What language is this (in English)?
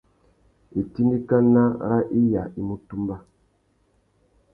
Tuki